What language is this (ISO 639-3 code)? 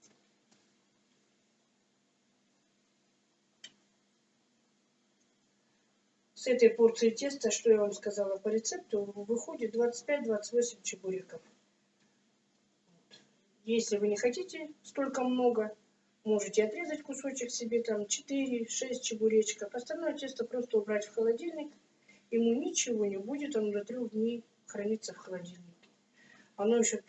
rus